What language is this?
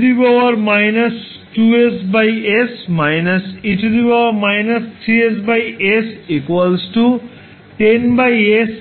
Bangla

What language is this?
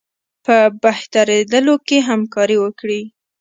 Pashto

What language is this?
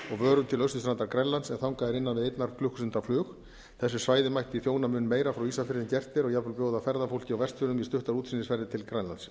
Icelandic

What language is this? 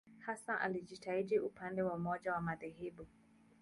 Swahili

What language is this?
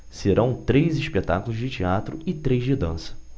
Portuguese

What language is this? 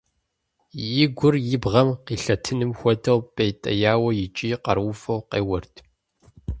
Kabardian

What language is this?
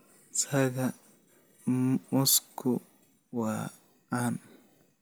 Somali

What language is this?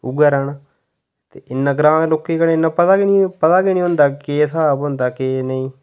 Dogri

